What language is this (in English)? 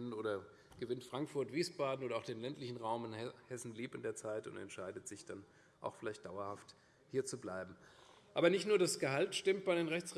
German